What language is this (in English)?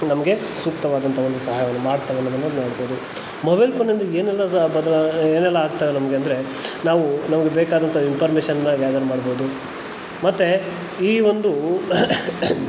Kannada